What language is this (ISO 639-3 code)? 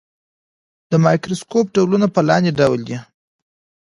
pus